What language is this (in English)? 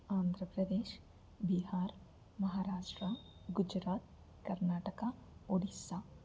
Telugu